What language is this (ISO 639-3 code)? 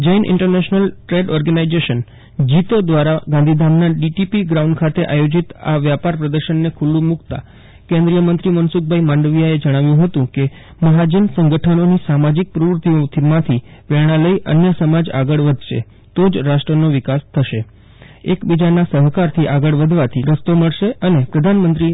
guj